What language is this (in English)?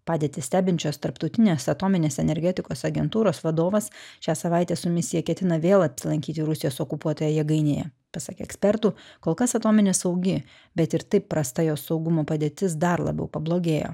Lithuanian